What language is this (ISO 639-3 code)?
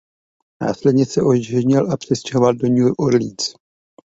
ces